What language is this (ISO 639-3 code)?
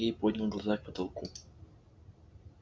rus